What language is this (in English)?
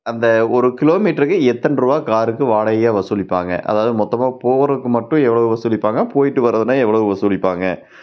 Tamil